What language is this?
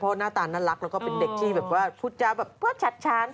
Thai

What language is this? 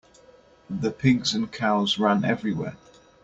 English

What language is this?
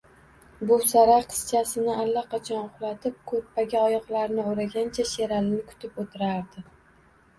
Uzbek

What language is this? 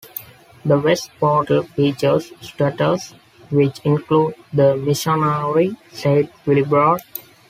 English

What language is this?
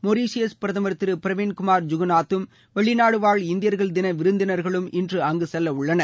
Tamil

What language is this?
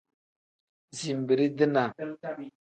Tem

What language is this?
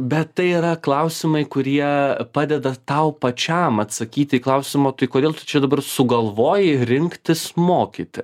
Lithuanian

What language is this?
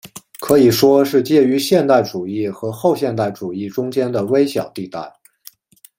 Chinese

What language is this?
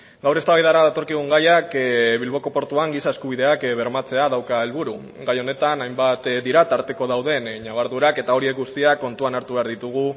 Basque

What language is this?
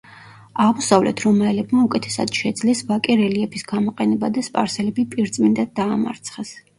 Georgian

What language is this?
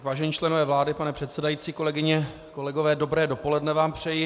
Czech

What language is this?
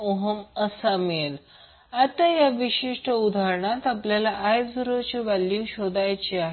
Marathi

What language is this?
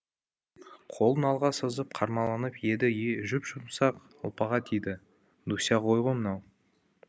Kazakh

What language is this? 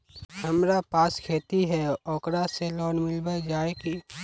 Magahi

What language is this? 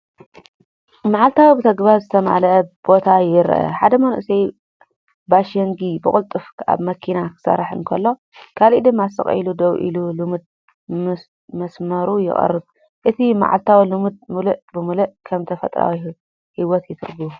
Tigrinya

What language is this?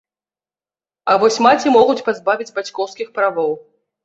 Belarusian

